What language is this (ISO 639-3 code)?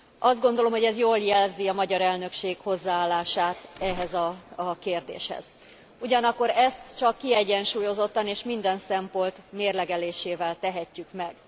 hun